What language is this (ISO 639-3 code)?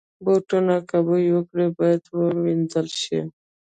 pus